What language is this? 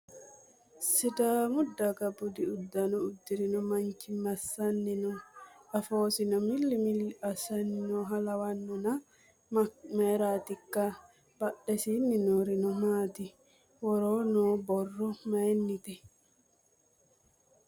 Sidamo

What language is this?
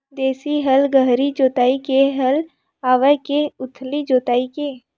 Chhattisgarhi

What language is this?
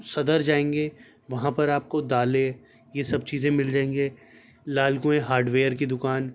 Urdu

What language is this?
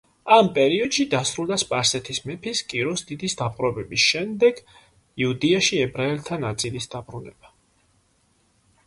Georgian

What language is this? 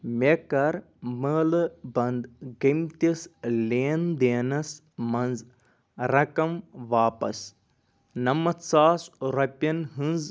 Kashmiri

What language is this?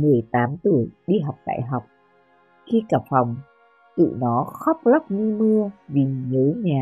Vietnamese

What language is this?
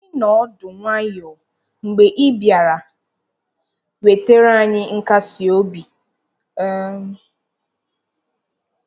Igbo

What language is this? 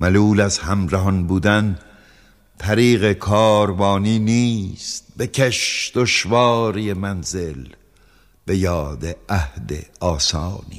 Persian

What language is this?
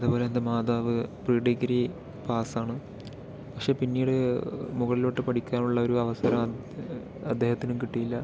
Malayalam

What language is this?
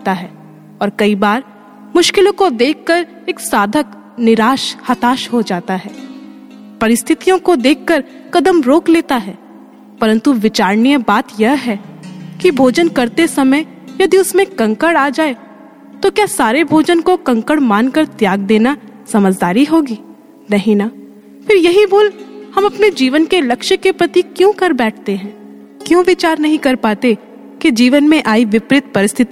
Hindi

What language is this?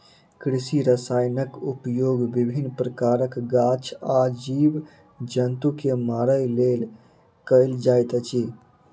Maithili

